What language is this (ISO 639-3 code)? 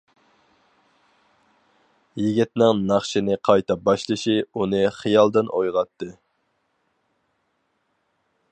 uig